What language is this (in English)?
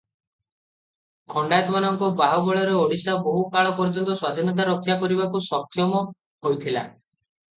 Odia